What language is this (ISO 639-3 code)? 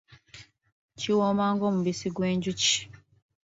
lug